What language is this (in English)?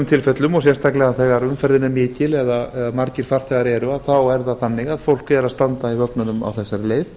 Icelandic